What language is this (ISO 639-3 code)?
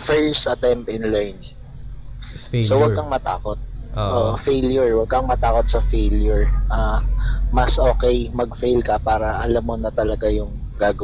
fil